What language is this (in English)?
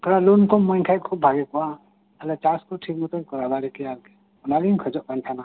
Santali